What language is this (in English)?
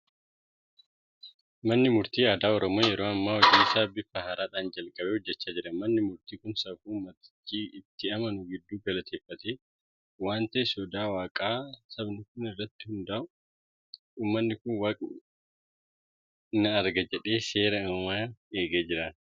Oromo